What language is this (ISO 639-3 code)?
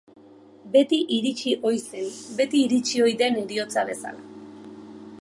eus